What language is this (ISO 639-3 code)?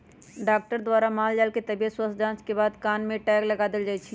mag